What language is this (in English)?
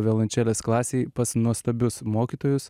Lithuanian